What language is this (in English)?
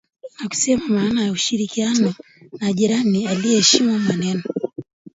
Swahili